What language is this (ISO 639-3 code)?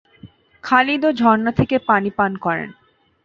ben